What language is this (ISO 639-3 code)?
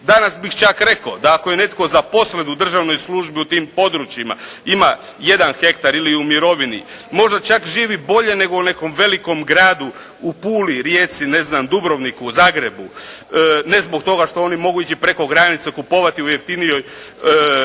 hrv